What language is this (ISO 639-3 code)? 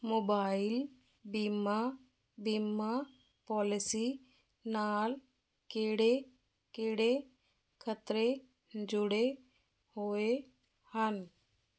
pan